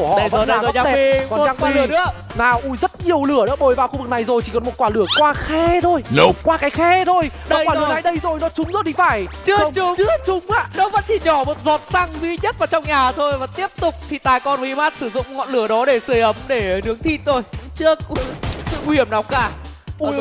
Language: Vietnamese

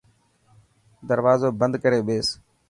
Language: Dhatki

